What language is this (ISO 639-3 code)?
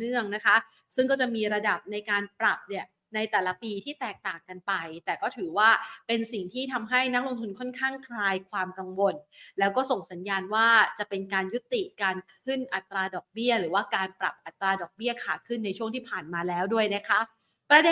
tha